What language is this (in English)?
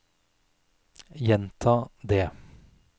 Norwegian